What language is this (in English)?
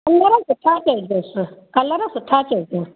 Sindhi